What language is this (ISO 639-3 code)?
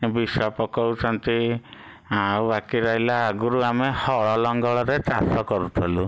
ori